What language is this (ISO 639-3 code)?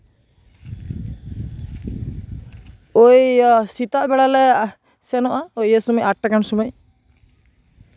sat